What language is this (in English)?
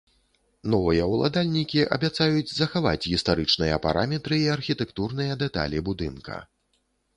Belarusian